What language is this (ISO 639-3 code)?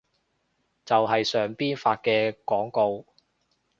yue